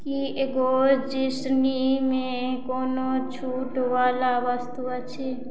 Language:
Maithili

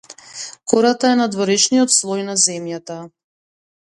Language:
Macedonian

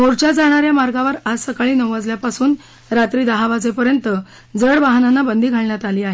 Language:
Marathi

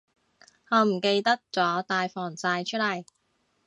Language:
Cantonese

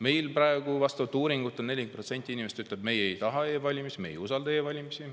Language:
Estonian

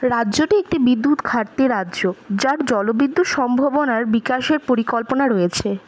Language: Bangla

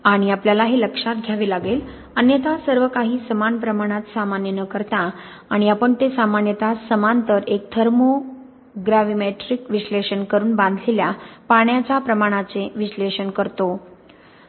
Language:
Marathi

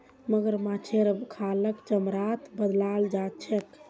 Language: Magahi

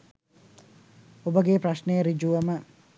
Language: Sinhala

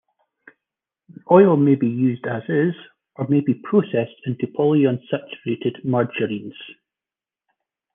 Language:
English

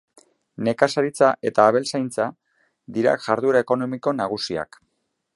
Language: Basque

